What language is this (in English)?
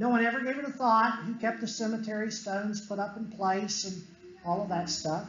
English